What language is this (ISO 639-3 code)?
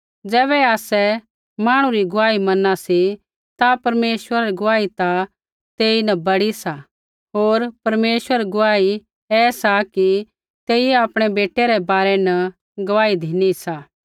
kfx